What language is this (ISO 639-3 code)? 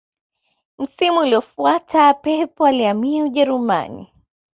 swa